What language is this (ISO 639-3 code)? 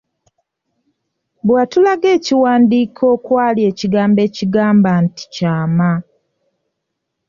lug